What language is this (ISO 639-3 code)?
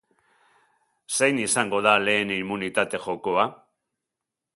eus